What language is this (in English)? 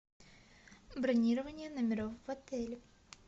Russian